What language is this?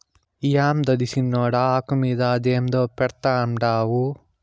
Telugu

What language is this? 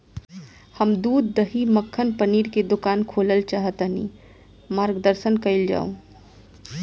Bhojpuri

